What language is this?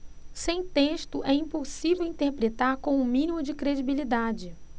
Portuguese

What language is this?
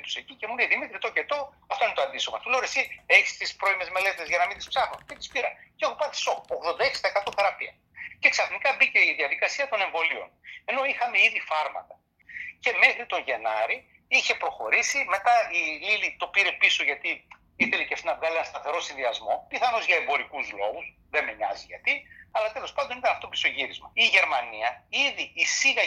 Greek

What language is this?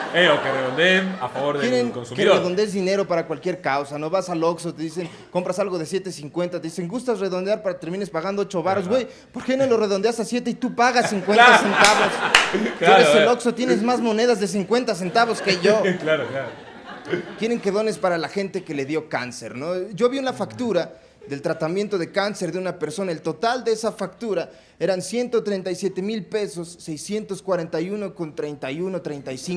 Spanish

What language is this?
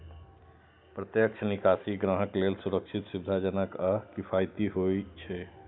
Maithili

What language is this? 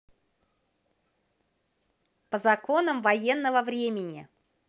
Russian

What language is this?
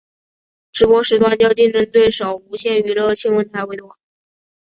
Chinese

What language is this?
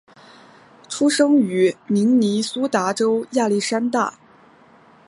Chinese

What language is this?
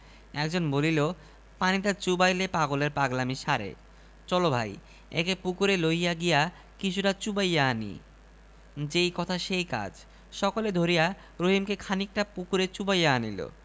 Bangla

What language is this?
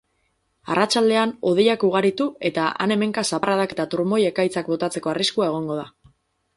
Basque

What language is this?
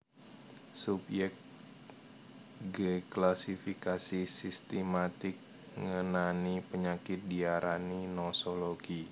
Javanese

